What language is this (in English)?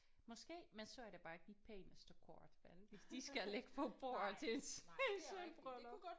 Danish